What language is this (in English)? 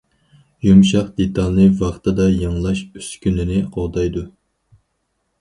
Uyghur